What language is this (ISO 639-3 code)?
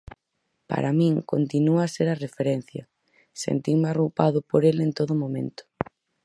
glg